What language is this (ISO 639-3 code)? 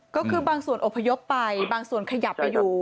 tha